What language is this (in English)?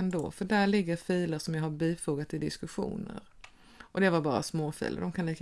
Swedish